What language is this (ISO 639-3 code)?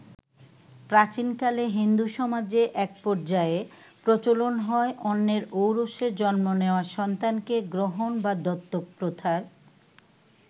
ben